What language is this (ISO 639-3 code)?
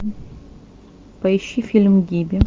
rus